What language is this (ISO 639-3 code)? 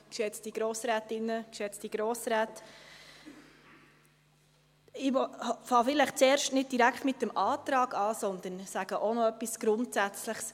gsw